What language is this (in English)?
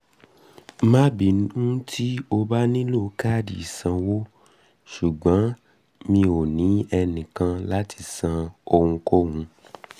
Yoruba